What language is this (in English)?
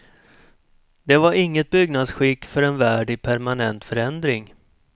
Swedish